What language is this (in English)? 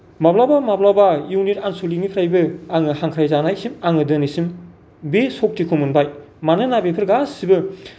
Bodo